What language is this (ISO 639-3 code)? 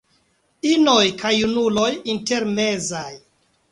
epo